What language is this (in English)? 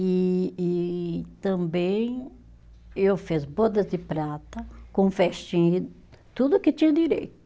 Portuguese